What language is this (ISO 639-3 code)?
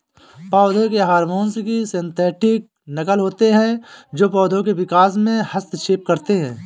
hin